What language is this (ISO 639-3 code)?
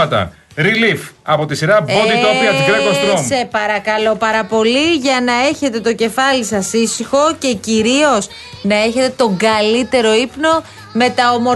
ell